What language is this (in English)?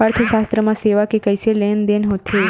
Chhattisgarhi